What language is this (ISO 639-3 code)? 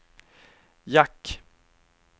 swe